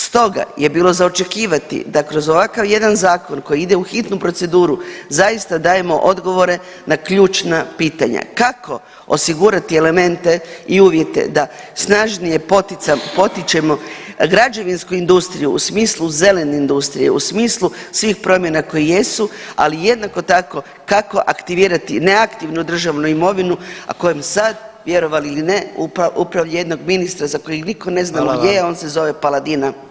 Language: Croatian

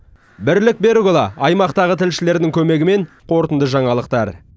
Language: Kazakh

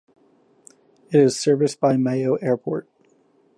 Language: English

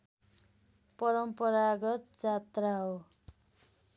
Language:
Nepali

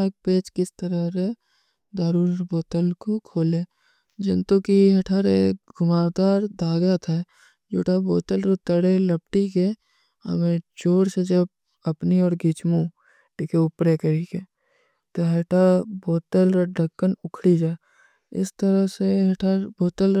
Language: Kui (India)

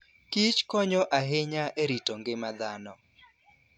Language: Luo (Kenya and Tanzania)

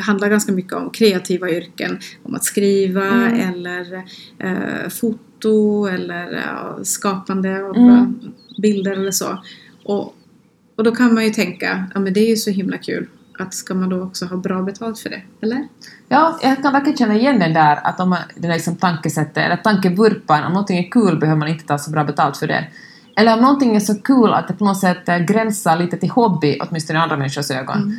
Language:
Swedish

